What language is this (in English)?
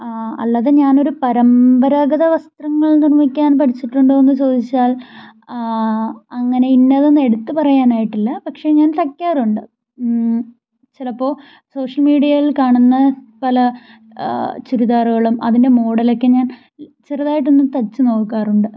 Malayalam